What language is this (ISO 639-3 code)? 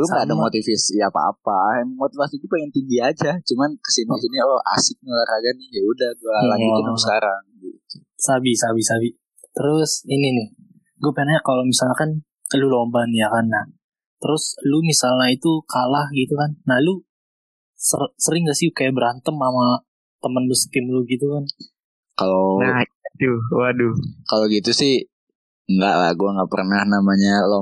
ind